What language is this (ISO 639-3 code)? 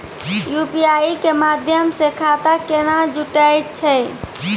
mai